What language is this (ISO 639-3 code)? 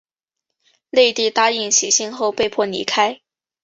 zho